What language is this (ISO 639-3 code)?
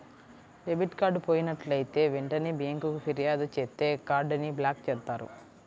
tel